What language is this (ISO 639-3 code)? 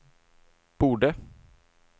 swe